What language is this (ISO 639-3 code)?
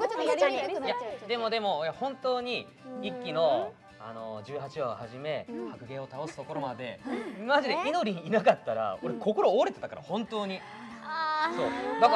jpn